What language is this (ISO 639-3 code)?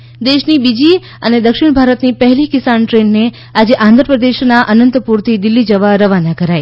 guj